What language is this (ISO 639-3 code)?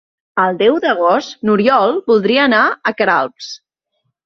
cat